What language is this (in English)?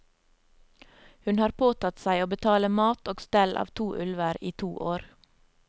Norwegian